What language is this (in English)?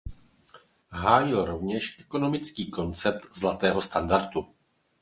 Czech